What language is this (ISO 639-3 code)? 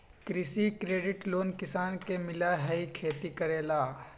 mag